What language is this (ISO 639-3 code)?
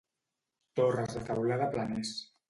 cat